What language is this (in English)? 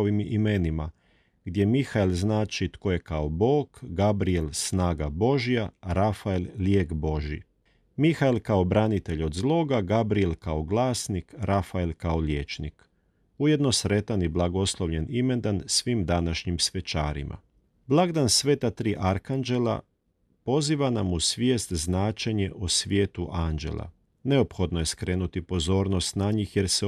Croatian